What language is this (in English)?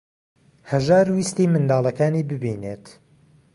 Central Kurdish